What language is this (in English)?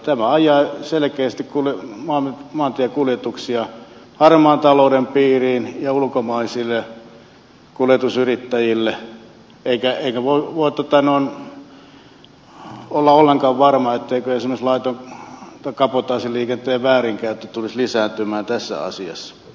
Finnish